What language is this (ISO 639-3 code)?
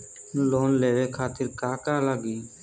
bho